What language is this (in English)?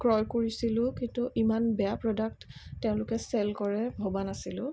Assamese